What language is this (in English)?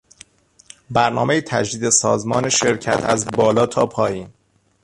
Persian